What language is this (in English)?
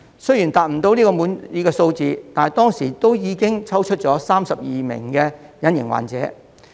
Cantonese